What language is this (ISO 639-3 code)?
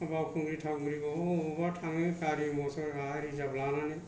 brx